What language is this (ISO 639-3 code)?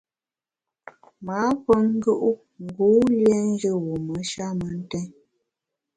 bax